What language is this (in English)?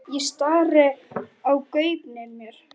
Icelandic